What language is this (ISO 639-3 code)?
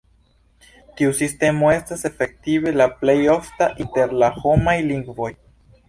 epo